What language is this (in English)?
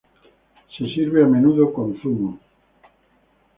Spanish